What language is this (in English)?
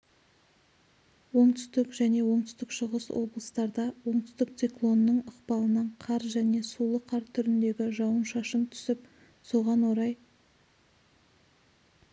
Kazakh